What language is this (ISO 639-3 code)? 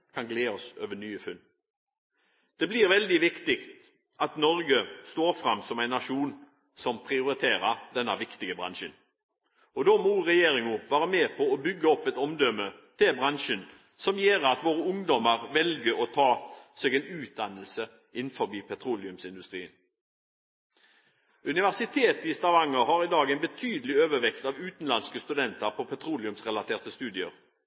nob